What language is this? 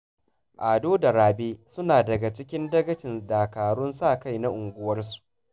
Hausa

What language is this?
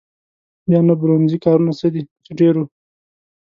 Pashto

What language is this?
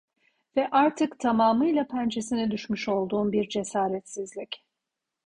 Turkish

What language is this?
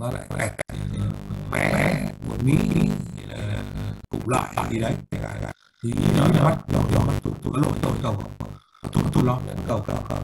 Vietnamese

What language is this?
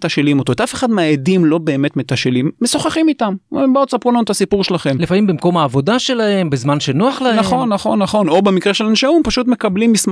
Hebrew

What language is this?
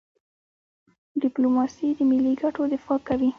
Pashto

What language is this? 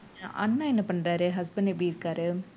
Tamil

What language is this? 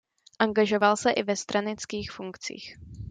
Czech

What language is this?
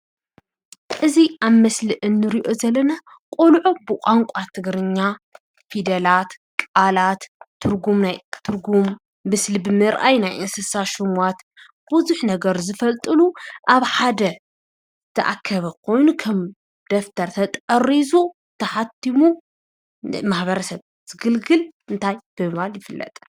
Tigrinya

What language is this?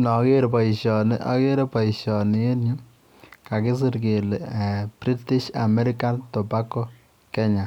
Kalenjin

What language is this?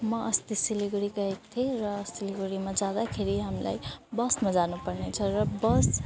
Nepali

